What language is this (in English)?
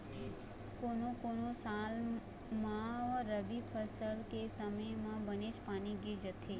Chhattisgarhi